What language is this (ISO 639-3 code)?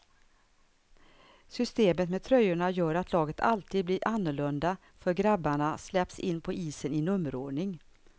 swe